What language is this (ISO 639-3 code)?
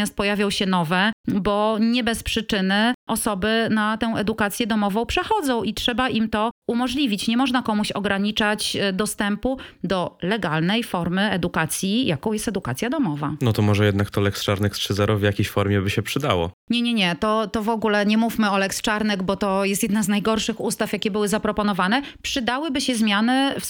pol